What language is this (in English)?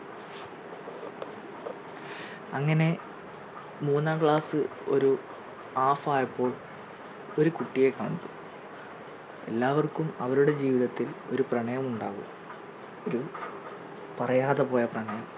Malayalam